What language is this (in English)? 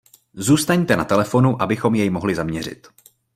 Czech